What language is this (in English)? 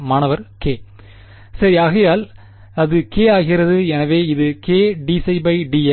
Tamil